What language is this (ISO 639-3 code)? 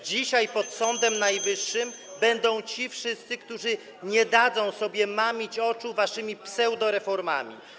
pol